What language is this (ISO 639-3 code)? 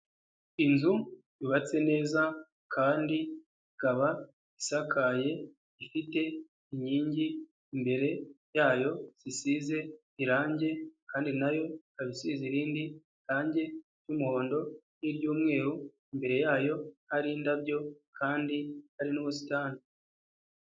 kin